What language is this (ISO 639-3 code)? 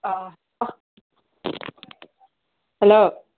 mni